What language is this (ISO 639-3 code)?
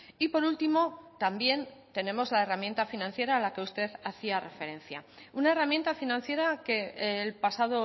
spa